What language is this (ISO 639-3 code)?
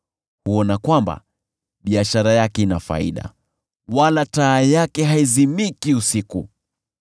swa